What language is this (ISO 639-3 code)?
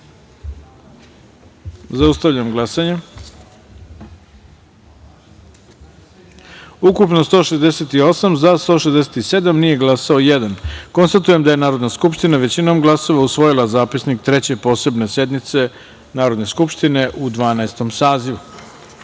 srp